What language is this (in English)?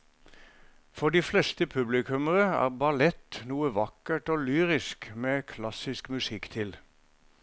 Norwegian